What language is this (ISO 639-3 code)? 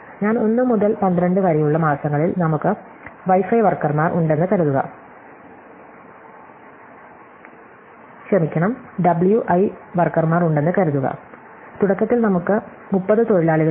mal